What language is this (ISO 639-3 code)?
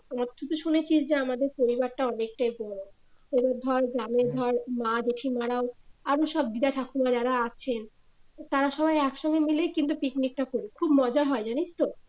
ben